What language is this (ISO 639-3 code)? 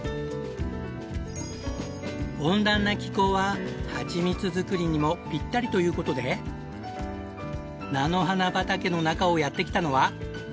jpn